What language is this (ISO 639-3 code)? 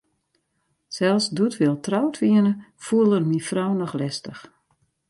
fry